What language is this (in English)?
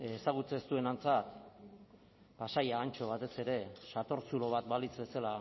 Basque